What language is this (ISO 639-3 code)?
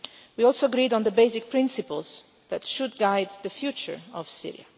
eng